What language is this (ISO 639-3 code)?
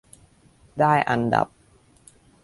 tha